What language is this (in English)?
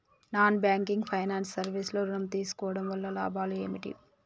Telugu